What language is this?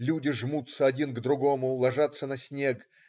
Russian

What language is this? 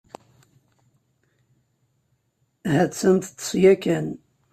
Kabyle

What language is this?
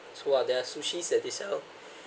English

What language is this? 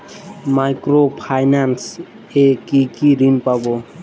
Bangla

